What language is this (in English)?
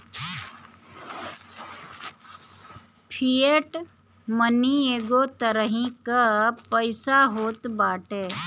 Bhojpuri